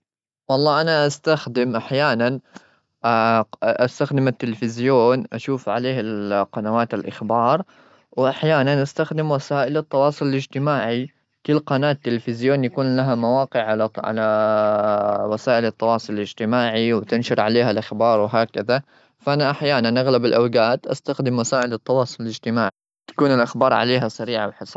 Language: Gulf Arabic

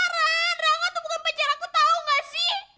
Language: Indonesian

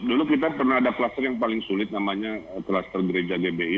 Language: Indonesian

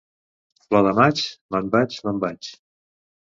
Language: Catalan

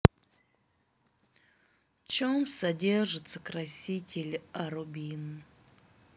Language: Russian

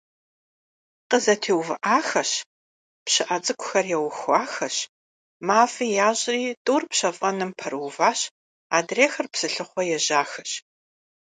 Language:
Kabardian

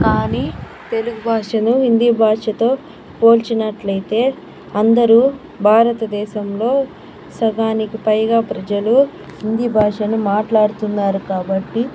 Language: Telugu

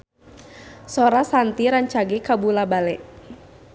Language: Sundanese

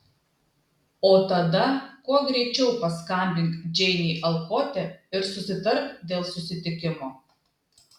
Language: Lithuanian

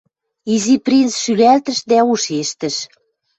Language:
Western Mari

